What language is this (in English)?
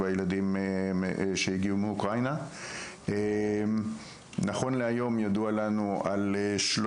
Hebrew